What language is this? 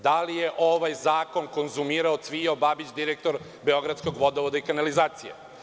Serbian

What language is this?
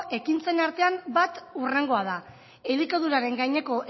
Basque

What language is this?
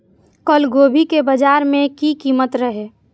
Maithili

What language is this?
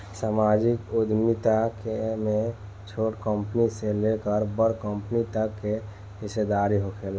Bhojpuri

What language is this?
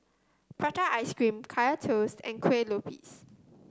English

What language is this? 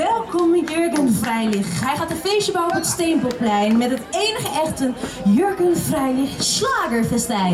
Dutch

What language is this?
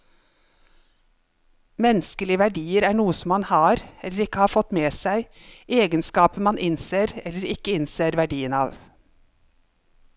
Norwegian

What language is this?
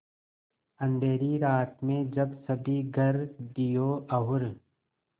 Hindi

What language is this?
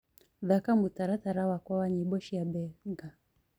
Kikuyu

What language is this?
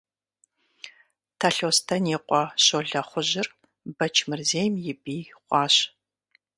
Kabardian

